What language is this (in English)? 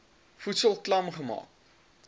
Afrikaans